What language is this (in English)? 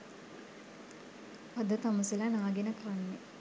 Sinhala